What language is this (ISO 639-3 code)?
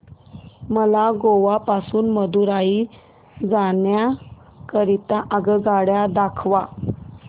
mar